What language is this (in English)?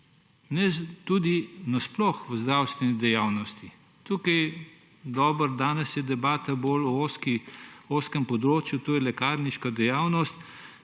Slovenian